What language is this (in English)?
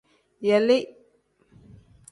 Tem